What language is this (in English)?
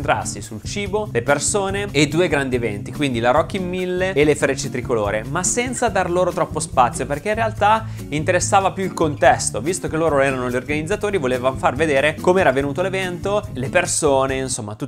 Italian